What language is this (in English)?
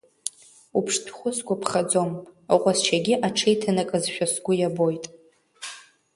Abkhazian